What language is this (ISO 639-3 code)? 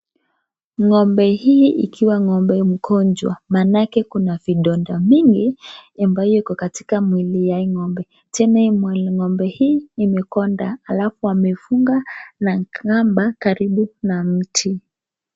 swa